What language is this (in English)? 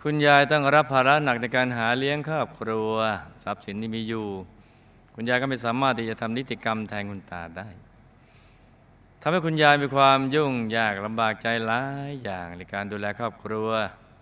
Thai